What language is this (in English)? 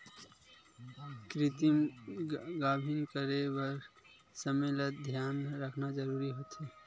Chhattisgarhi